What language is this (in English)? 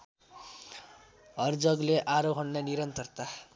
Nepali